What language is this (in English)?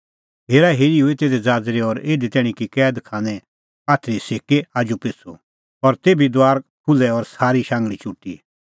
Kullu Pahari